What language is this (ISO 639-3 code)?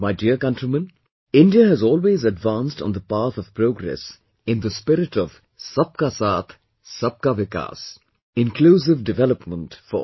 eng